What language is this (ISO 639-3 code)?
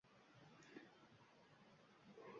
uzb